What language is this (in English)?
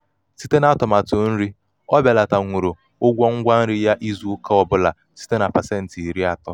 Igbo